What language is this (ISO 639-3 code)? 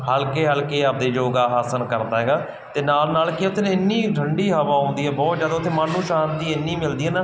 pan